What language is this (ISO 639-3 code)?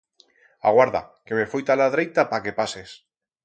arg